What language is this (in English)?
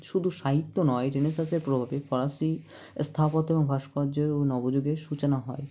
Bangla